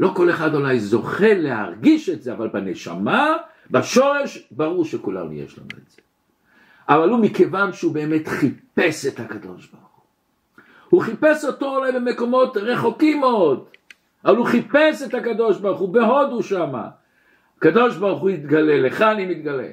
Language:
Hebrew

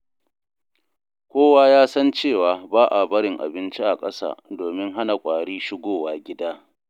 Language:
Hausa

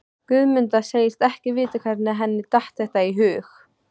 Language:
Icelandic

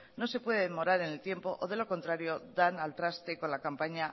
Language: Spanish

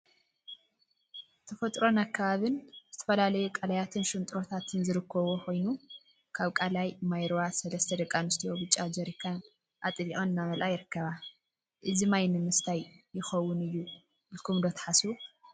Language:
Tigrinya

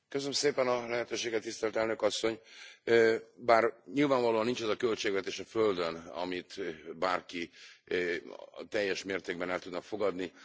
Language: Hungarian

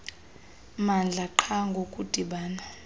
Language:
Xhosa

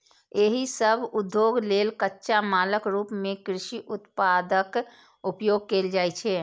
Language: Maithili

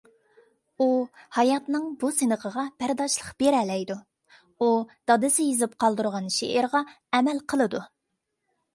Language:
Uyghur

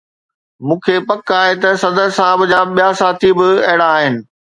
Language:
Sindhi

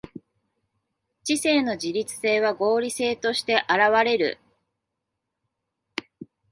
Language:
Japanese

